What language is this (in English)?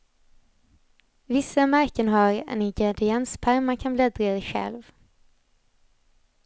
Swedish